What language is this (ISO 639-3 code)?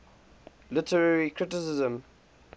eng